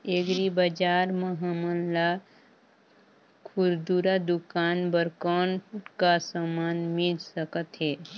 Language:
Chhattisgarhi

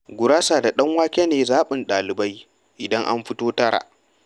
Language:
Hausa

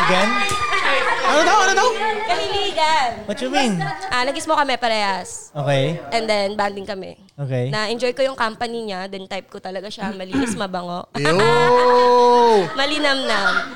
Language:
Filipino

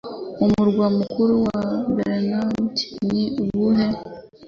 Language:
Kinyarwanda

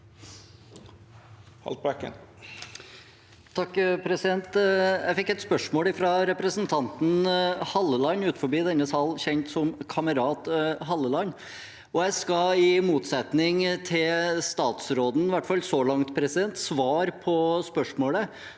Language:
Norwegian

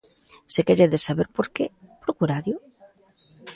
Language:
Galician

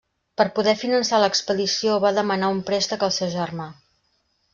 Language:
Catalan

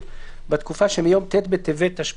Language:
Hebrew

